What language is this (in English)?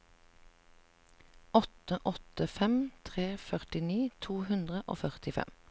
Norwegian